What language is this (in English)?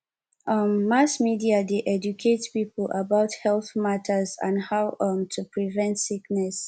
Nigerian Pidgin